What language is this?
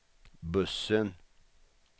Swedish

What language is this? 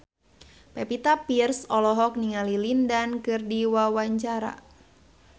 Sundanese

